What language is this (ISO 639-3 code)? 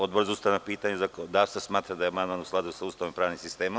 srp